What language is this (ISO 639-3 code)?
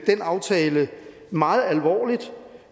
dan